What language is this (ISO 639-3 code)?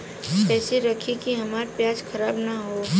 bho